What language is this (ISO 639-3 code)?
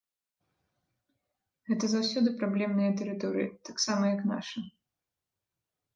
bel